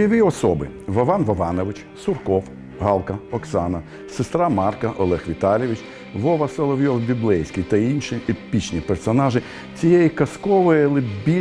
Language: Ukrainian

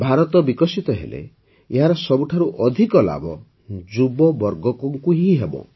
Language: Odia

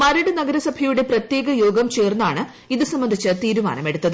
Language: Malayalam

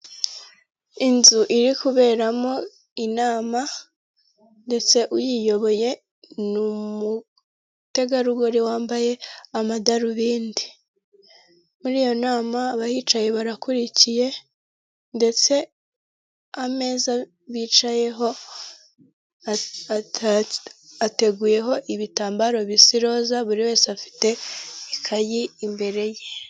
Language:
Kinyarwanda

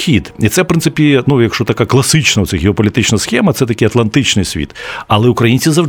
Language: Ukrainian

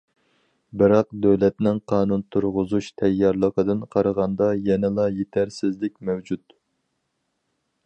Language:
Uyghur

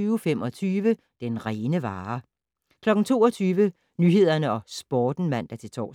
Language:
Danish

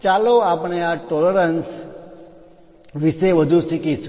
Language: Gujarati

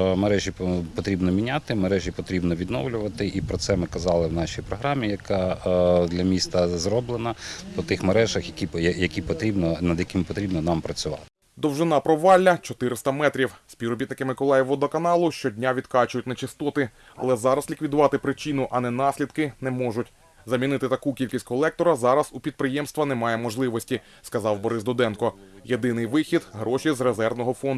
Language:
Ukrainian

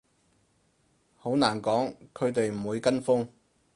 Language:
Cantonese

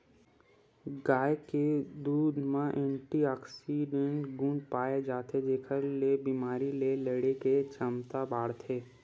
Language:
Chhattisgarhi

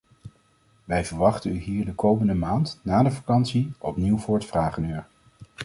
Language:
Dutch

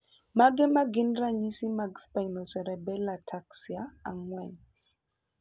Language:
Luo (Kenya and Tanzania)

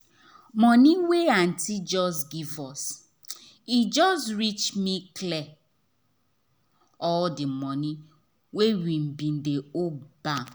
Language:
Nigerian Pidgin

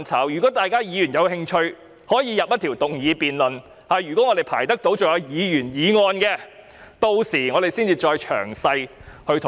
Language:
Cantonese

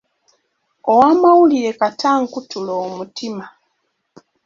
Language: Ganda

